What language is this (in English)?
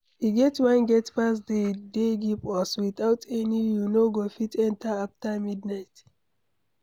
Nigerian Pidgin